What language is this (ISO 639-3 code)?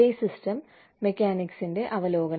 mal